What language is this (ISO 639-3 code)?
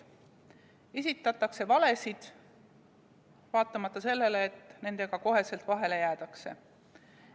est